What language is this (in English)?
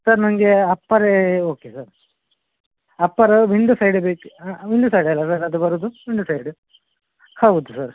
Kannada